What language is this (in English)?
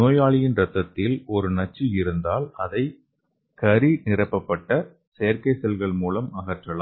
Tamil